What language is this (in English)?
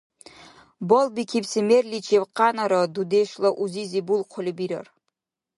Dargwa